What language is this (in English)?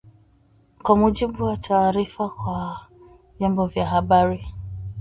Swahili